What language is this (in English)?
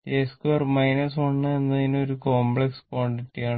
Malayalam